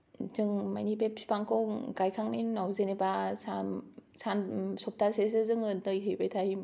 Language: Bodo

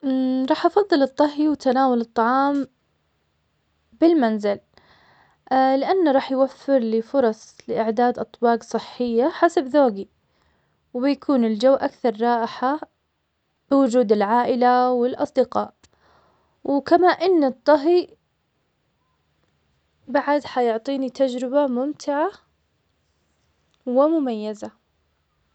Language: Omani Arabic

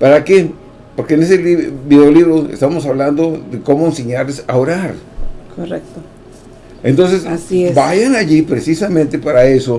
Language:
Spanish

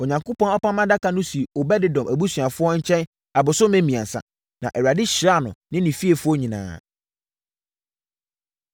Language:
Akan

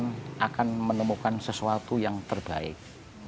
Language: Indonesian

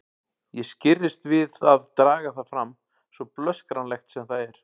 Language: Icelandic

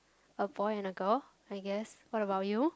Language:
English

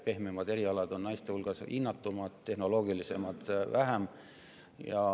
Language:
Estonian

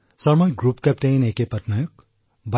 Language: Assamese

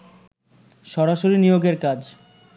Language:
Bangla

